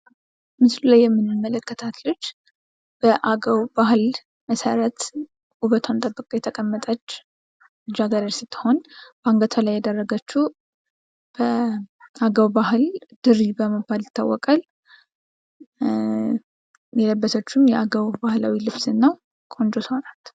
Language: Amharic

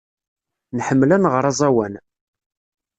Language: Kabyle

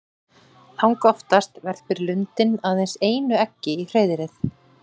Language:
Icelandic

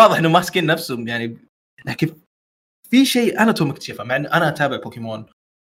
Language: Arabic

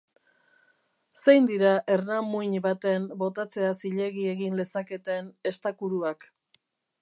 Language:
Basque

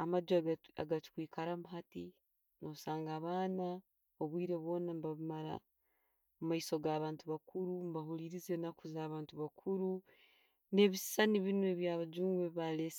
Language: Tooro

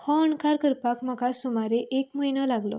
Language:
Konkani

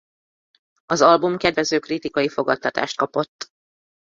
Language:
Hungarian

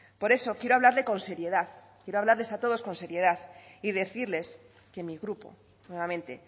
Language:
Spanish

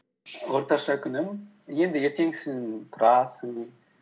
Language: Kazakh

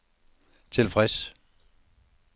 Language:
Danish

